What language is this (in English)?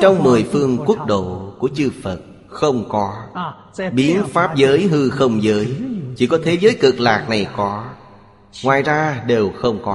Vietnamese